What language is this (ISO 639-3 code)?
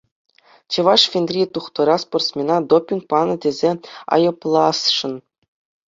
chv